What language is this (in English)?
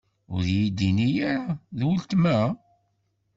Kabyle